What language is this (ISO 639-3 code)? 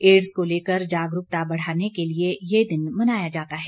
hin